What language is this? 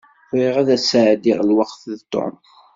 Kabyle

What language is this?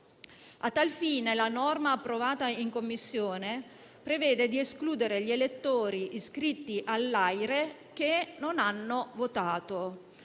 Italian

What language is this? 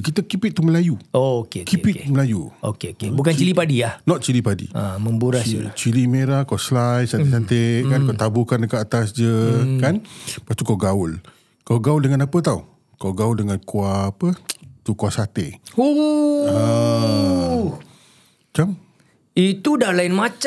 Malay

